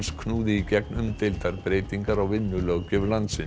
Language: Icelandic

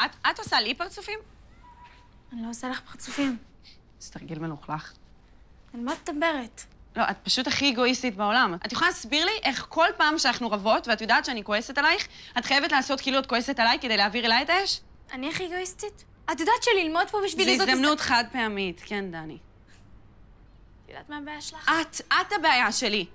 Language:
Hebrew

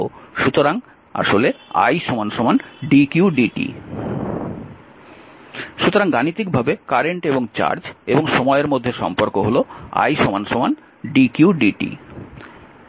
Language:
Bangla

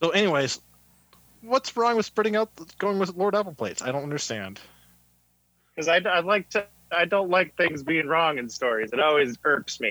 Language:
English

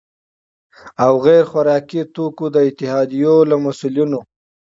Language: Pashto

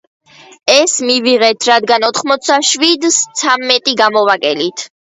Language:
Georgian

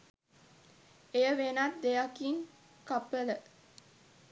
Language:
Sinhala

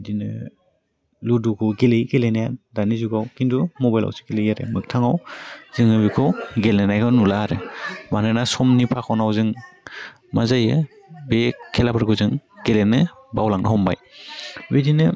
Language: Bodo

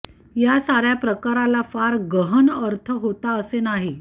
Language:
Marathi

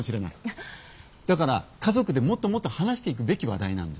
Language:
Japanese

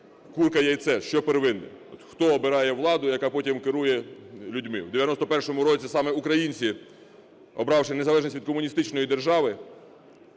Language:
Ukrainian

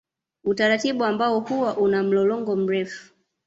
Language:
Swahili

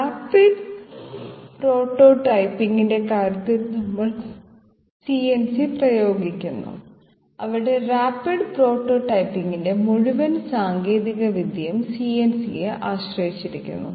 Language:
Malayalam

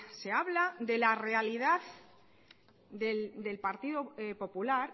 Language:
Spanish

